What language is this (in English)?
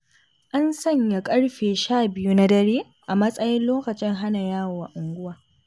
Hausa